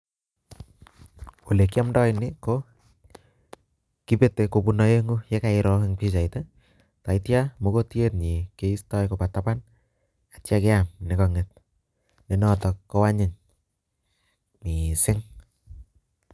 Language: Kalenjin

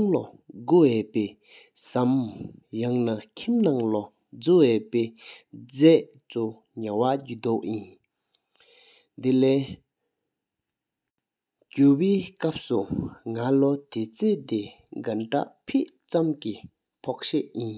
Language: Sikkimese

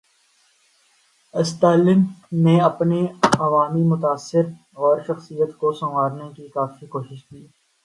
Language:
Urdu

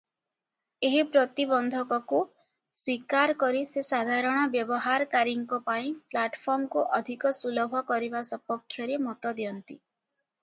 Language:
Odia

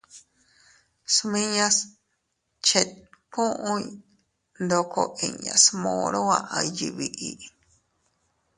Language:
Teutila Cuicatec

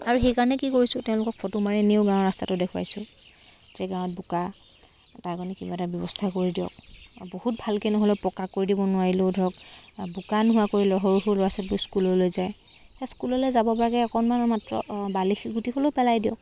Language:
Assamese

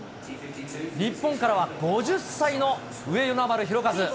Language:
Japanese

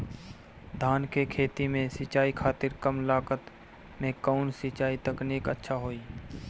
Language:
Bhojpuri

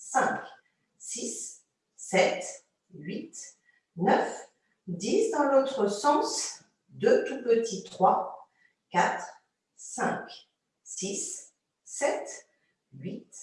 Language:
French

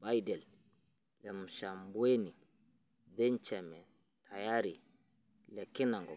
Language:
Masai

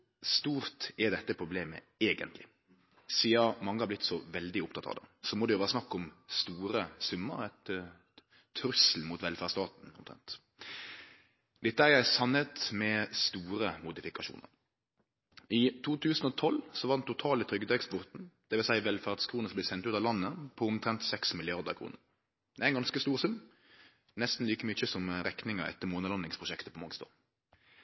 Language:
Norwegian Nynorsk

